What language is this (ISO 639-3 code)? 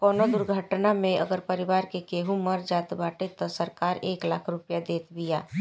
bho